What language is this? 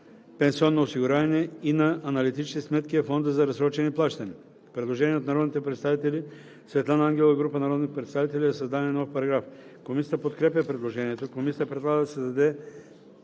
Bulgarian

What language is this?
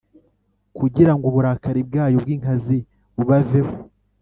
Kinyarwanda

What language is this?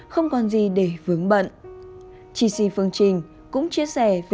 Vietnamese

